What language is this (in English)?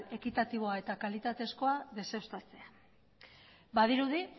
Basque